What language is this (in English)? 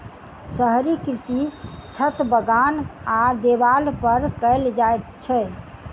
Maithili